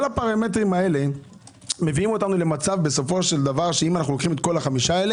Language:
Hebrew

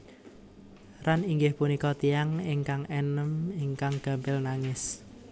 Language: Javanese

